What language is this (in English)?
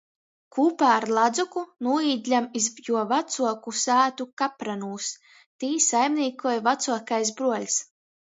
Latgalian